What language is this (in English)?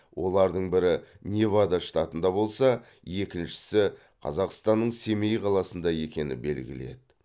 Kazakh